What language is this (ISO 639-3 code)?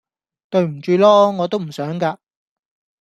yue